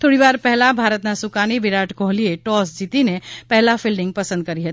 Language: Gujarati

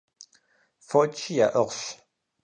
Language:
Kabardian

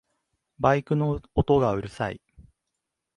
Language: Japanese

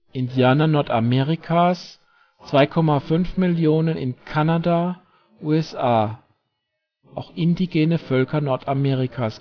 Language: German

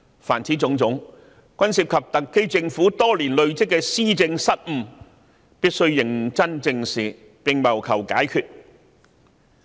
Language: Cantonese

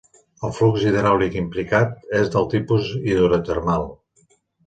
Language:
Catalan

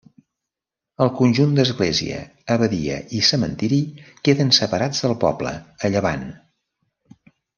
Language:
Catalan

